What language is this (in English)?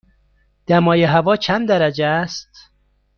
Persian